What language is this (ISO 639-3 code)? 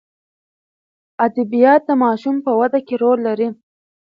pus